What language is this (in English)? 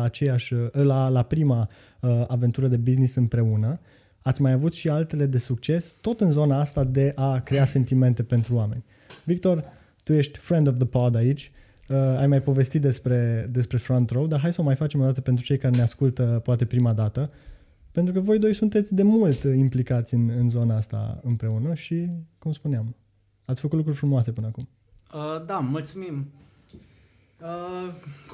Romanian